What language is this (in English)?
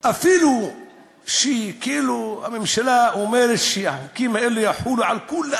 Hebrew